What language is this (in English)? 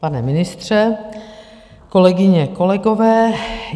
Czech